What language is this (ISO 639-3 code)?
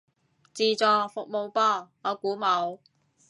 yue